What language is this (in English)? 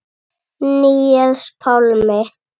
Icelandic